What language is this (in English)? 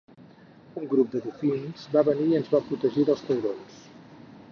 Catalan